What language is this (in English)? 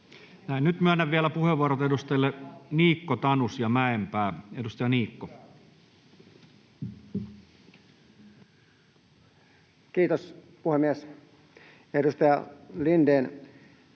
Finnish